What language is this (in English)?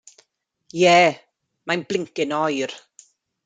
Welsh